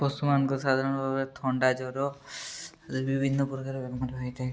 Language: Odia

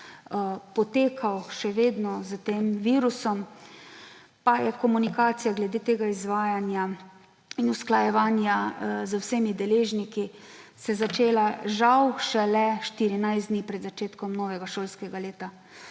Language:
Slovenian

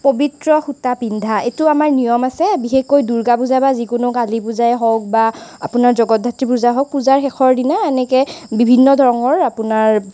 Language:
Assamese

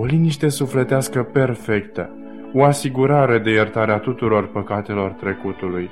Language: Romanian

